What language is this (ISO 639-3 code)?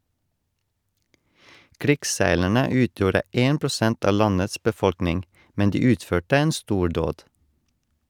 nor